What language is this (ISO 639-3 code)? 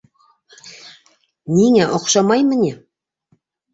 bak